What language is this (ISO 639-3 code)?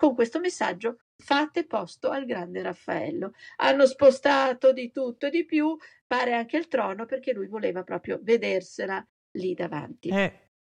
ita